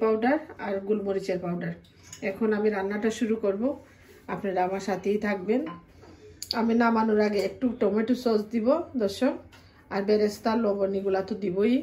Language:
Arabic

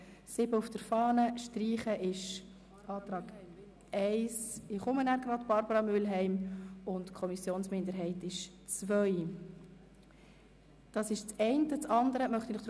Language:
Swiss German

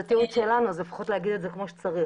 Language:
Hebrew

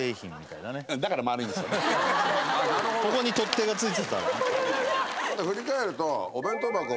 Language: Japanese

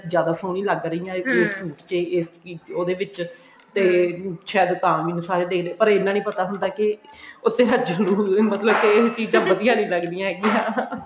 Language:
Punjabi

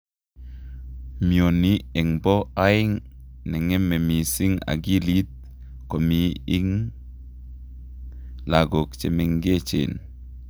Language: Kalenjin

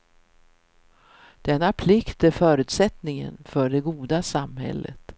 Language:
Swedish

